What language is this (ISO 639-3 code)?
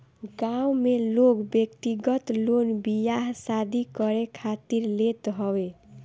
bho